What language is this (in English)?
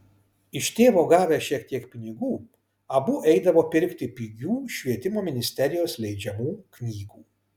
Lithuanian